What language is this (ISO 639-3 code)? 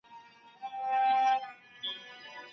pus